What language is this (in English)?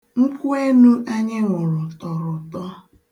Igbo